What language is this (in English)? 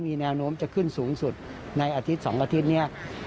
Thai